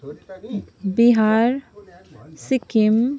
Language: Nepali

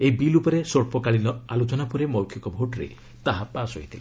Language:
Odia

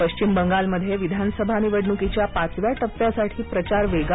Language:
Marathi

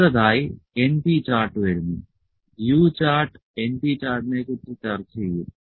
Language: Malayalam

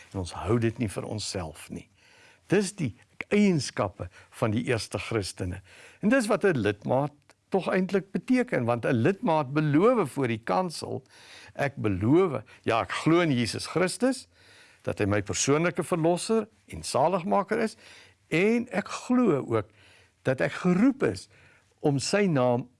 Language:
Dutch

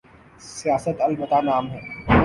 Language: Urdu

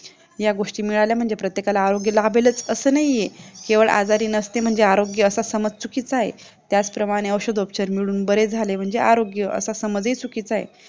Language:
Marathi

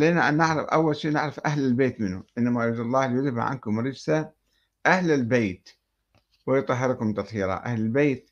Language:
Arabic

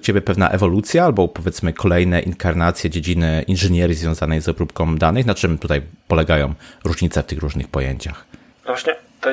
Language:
Polish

